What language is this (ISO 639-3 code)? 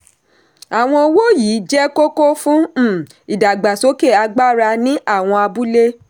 yor